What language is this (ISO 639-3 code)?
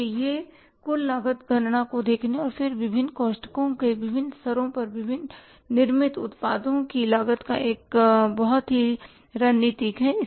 hin